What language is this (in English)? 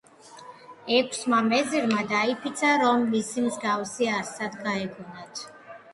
Georgian